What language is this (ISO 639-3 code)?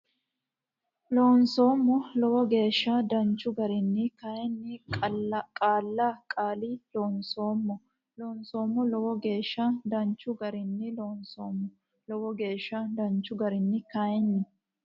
sid